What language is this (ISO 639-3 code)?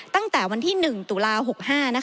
tha